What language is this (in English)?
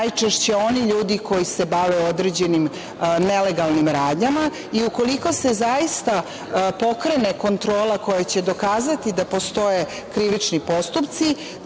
Serbian